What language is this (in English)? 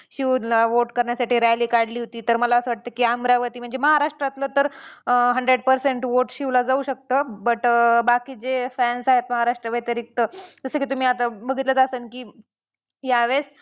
Marathi